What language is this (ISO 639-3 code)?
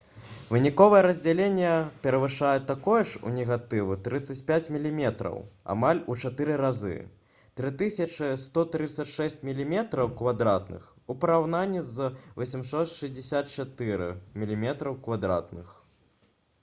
bel